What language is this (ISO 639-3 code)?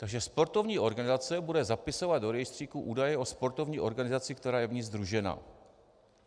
ces